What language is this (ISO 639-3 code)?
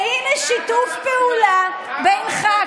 heb